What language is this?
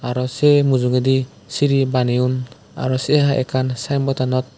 Chakma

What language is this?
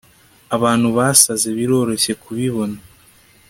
Kinyarwanda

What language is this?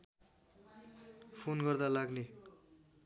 Nepali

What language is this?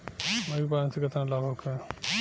Bhojpuri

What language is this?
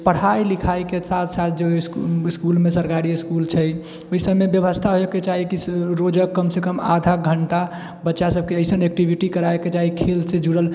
Maithili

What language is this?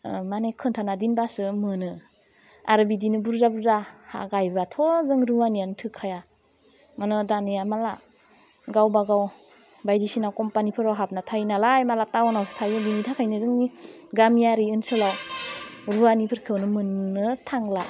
Bodo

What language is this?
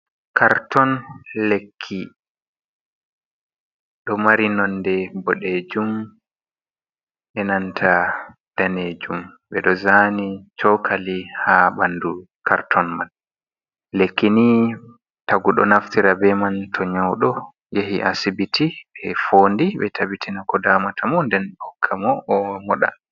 Fula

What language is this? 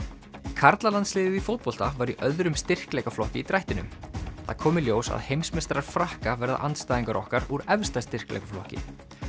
Icelandic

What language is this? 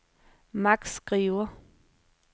Danish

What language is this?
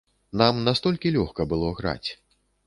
Belarusian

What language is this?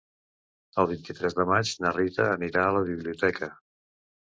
Catalan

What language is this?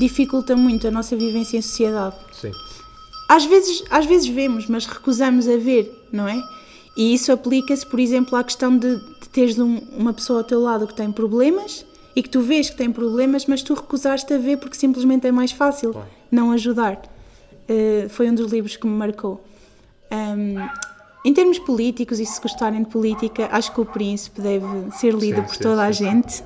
Portuguese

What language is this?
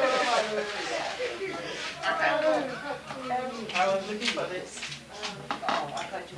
English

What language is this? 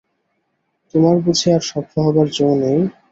Bangla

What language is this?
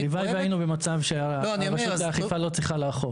Hebrew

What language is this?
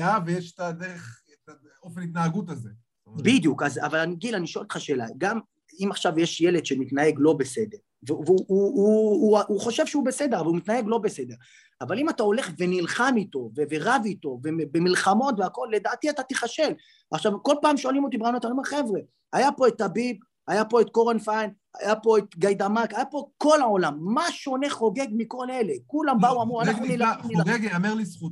Hebrew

